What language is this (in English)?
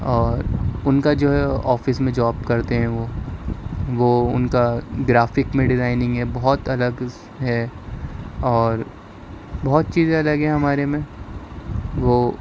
Urdu